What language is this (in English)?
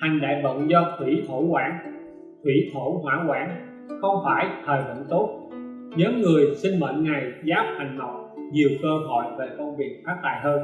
Vietnamese